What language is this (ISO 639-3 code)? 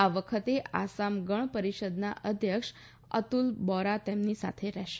guj